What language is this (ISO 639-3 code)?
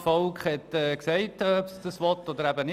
gsw